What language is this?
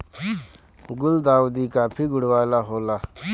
Bhojpuri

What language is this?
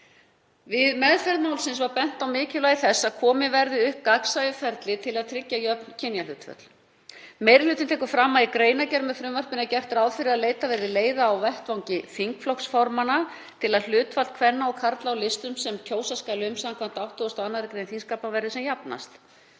Icelandic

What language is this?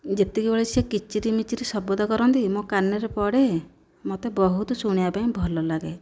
Odia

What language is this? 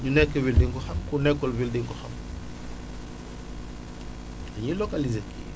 Wolof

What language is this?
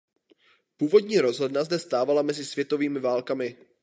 Czech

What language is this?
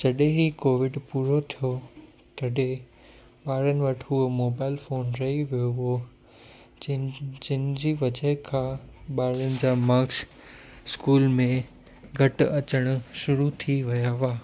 Sindhi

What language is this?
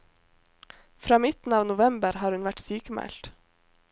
Norwegian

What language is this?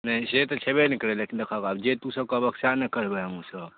Maithili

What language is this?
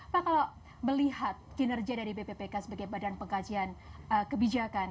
Indonesian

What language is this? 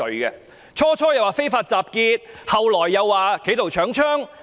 Cantonese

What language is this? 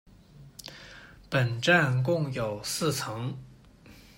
Chinese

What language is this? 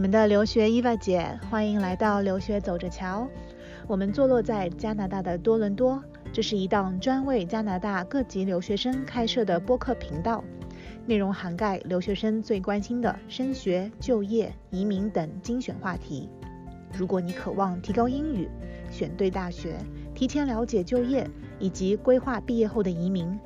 Chinese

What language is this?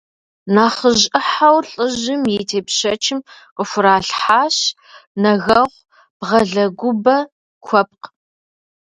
Kabardian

